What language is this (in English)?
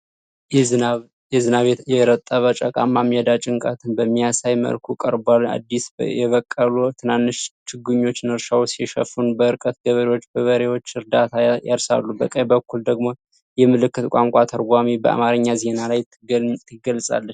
Amharic